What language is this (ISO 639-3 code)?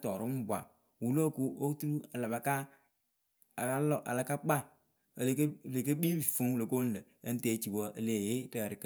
keu